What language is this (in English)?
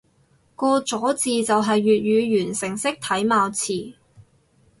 Cantonese